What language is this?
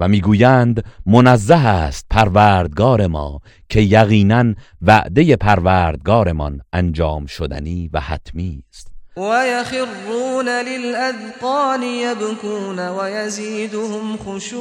Persian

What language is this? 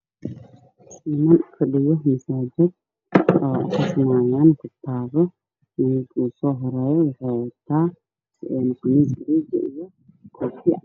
Somali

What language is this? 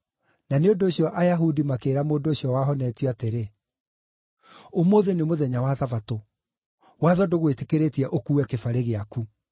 Kikuyu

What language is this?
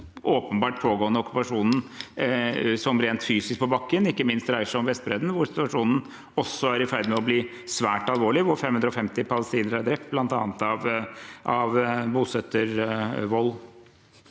Norwegian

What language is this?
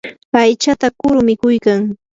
Yanahuanca Pasco Quechua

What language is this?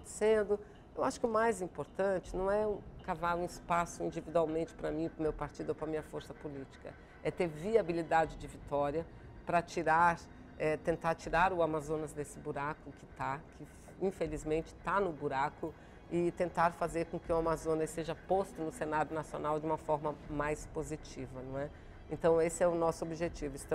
Portuguese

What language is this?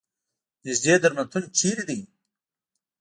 Pashto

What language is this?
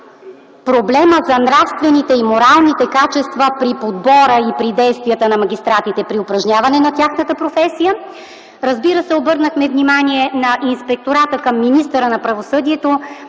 Bulgarian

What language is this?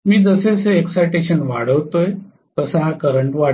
Marathi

